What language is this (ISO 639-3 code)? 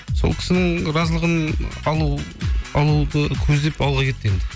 kaz